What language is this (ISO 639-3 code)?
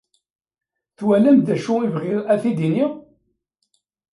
kab